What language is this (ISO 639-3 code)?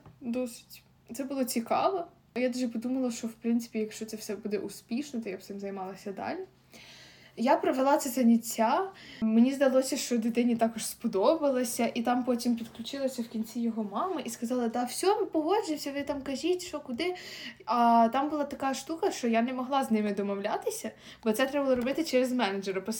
ukr